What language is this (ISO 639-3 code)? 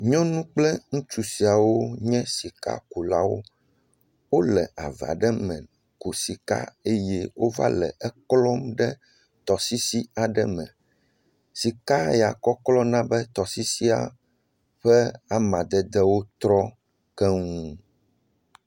ewe